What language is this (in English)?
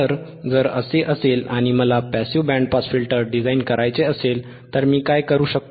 Marathi